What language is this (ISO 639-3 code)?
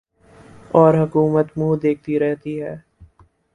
urd